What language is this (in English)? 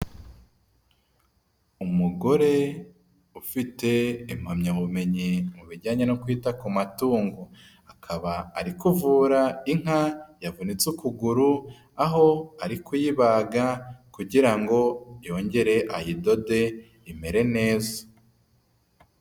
Kinyarwanda